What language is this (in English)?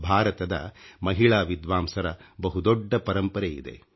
Kannada